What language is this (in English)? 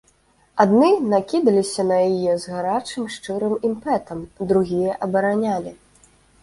Belarusian